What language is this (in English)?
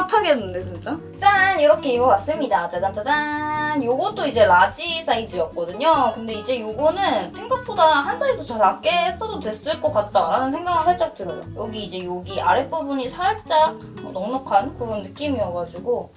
Korean